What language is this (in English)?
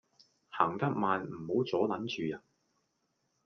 Cantonese